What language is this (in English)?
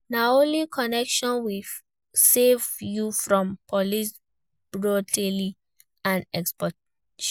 Nigerian Pidgin